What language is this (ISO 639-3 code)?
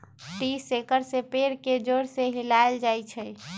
mag